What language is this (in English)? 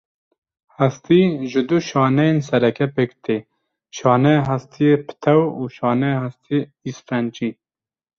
Kurdish